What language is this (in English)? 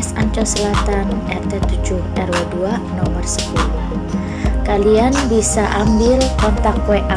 Indonesian